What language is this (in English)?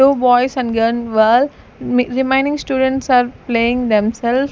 English